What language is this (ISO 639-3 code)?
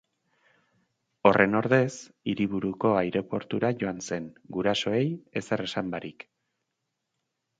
eus